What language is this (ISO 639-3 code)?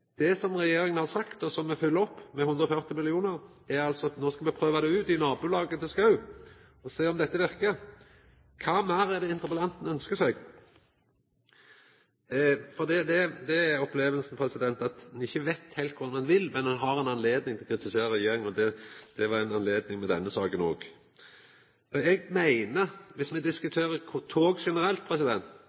nno